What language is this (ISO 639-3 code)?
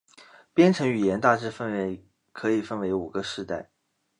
zho